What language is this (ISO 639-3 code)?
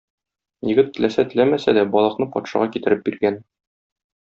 tat